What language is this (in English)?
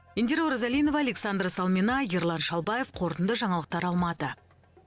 Kazakh